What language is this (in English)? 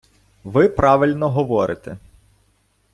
Ukrainian